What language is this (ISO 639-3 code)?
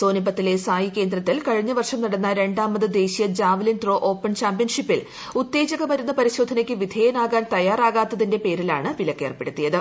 mal